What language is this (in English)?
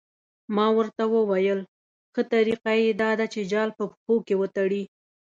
Pashto